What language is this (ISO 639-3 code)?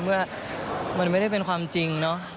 tha